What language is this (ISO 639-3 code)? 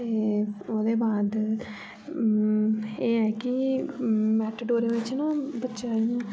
doi